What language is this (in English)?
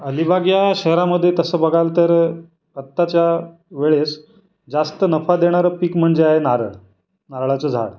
Marathi